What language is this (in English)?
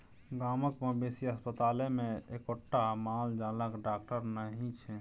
Maithili